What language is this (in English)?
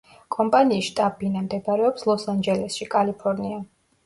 Georgian